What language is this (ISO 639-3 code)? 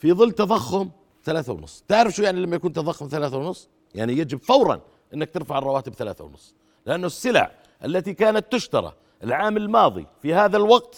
ara